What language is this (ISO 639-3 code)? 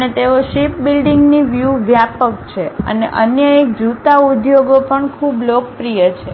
guj